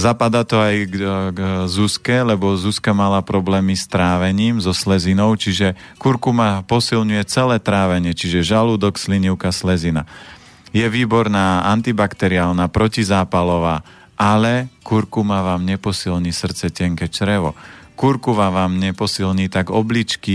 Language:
Slovak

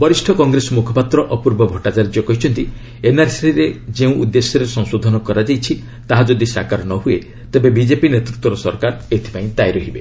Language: Odia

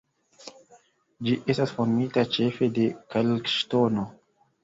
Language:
Esperanto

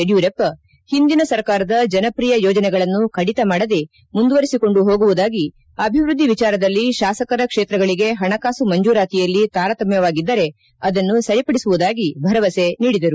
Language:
Kannada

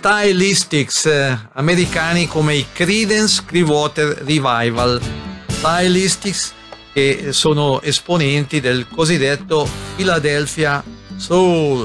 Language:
Italian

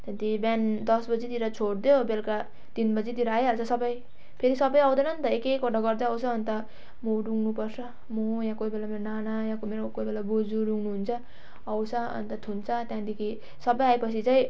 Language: Nepali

